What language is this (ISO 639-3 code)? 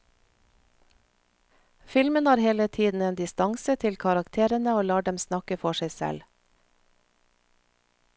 nor